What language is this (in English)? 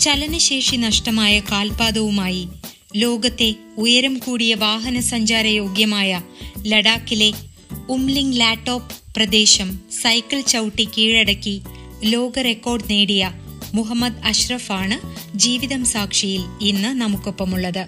Malayalam